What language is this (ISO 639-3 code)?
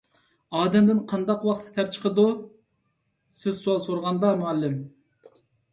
uig